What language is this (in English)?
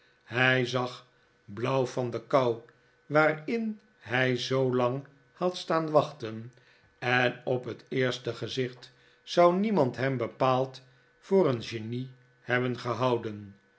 Dutch